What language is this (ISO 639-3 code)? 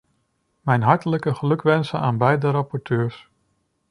nld